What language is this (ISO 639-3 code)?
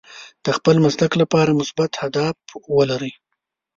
pus